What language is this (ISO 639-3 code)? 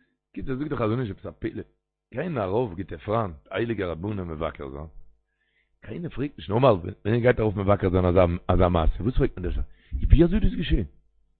heb